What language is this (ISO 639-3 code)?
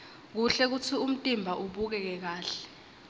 ssw